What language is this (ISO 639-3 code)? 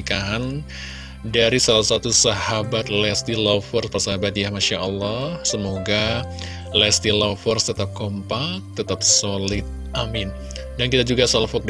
ind